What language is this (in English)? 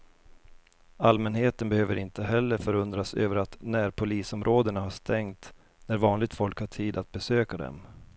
Swedish